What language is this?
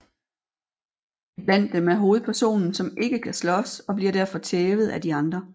Danish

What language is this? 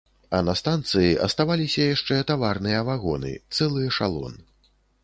Belarusian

